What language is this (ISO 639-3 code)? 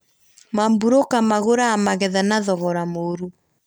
kik